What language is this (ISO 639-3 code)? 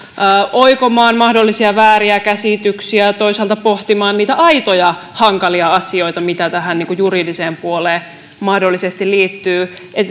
fin